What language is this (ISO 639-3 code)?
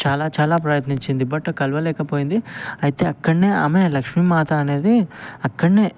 tel